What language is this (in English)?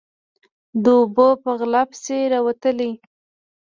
Pashto